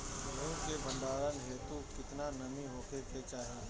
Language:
Bhojpuri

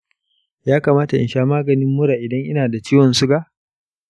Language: Hausa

